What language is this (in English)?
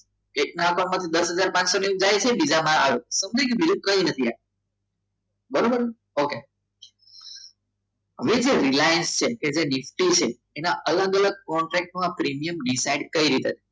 Gujarati